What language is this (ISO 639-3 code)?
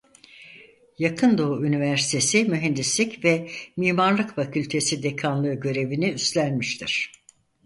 tur